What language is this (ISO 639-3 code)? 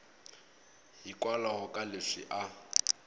tso